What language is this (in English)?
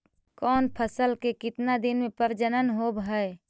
Magahi